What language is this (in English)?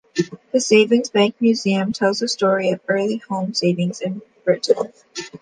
English